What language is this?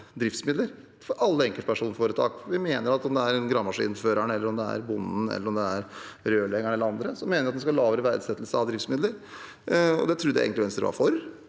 Norwegian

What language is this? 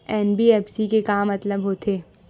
Chhattisgarhi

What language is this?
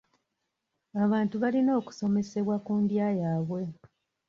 Ganda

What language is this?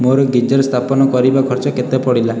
Odia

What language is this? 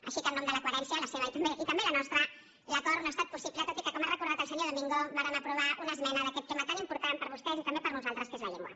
Catalan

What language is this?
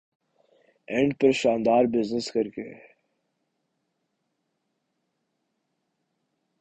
Urdu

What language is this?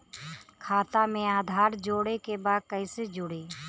Bhojpuri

